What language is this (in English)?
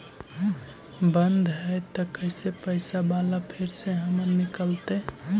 Magahi